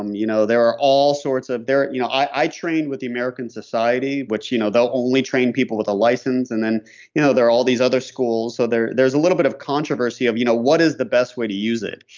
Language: English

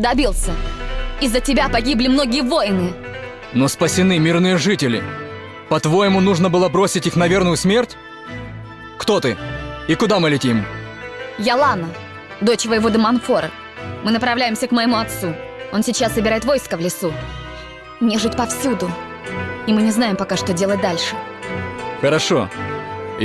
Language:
Russian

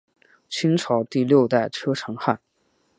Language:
Chinese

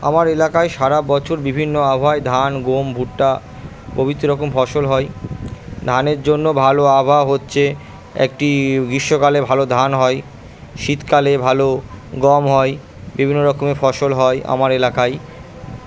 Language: Bangla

